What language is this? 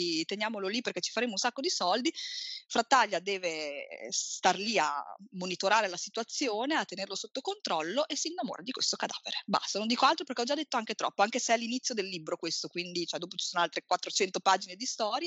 Italian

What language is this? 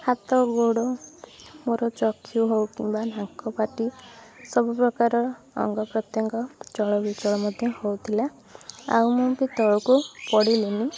Odia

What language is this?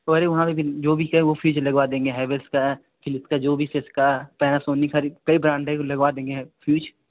Hindi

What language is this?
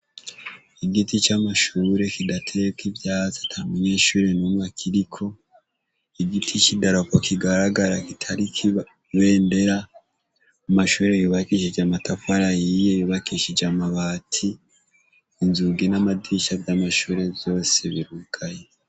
Rundi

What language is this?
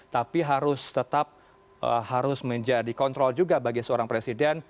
Indonesian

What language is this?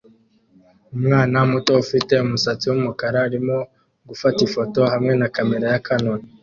Kinyarwanda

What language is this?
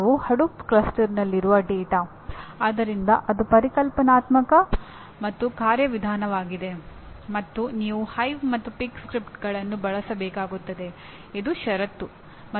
Kannada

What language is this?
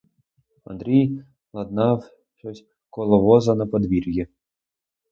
Ukrainian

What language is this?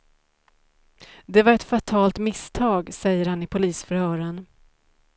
Swedish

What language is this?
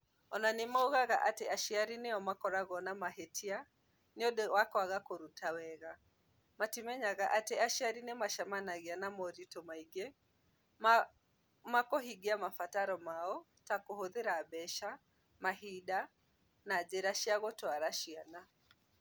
Kikuyu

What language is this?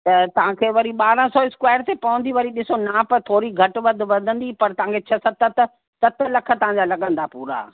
Sindhi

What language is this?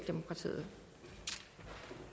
Danish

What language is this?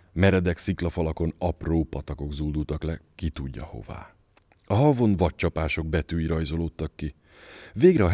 Hungarian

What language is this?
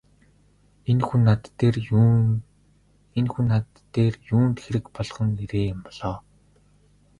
Mongolian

